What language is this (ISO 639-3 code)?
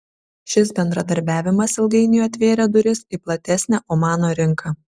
lit